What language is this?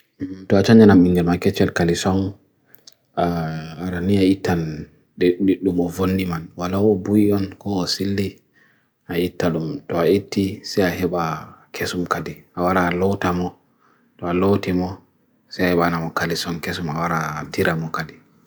Bagirmi Fulfulde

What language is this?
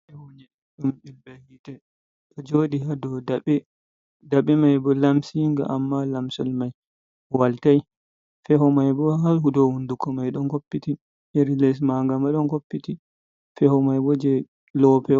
Fula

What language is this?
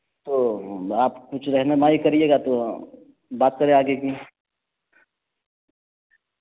Urdu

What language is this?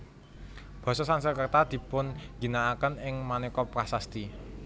Javanese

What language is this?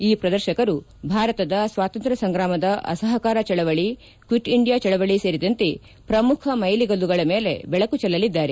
Kannada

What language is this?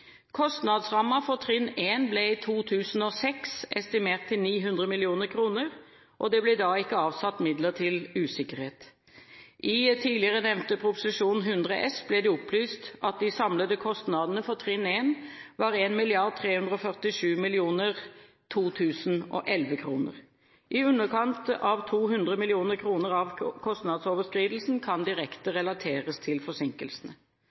Norwegian Bokmål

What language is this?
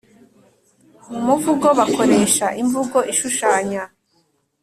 Kinyarwanda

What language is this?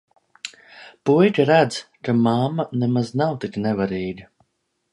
Latvian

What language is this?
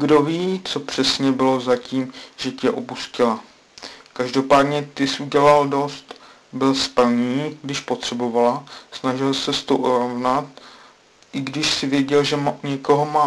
Czech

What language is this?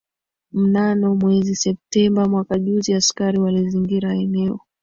Swahili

